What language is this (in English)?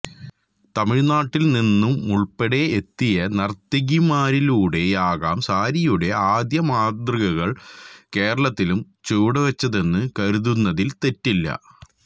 Malayalam